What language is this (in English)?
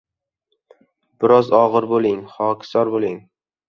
Uzbek